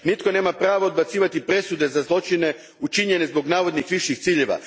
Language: Croatian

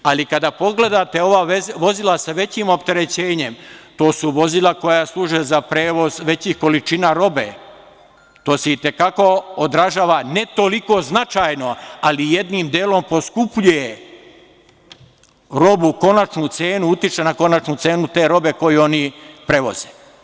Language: Serbian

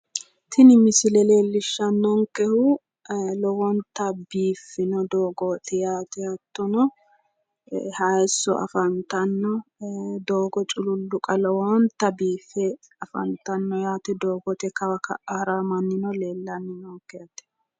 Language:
Sidamo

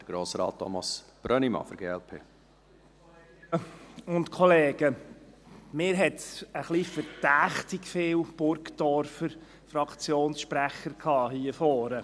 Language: Swiss German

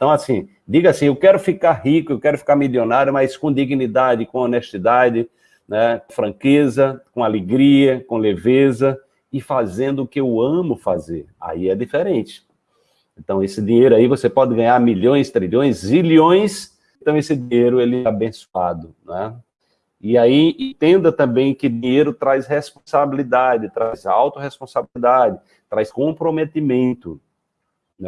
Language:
Portuguese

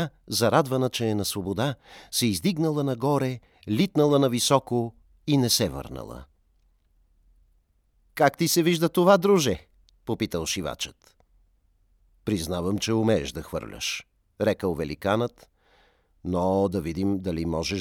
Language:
Bulgarian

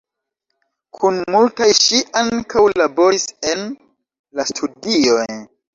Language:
Esperanto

